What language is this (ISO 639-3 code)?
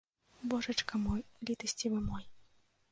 bel